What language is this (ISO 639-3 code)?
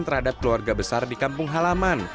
ind